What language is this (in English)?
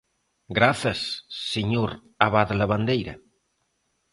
Galician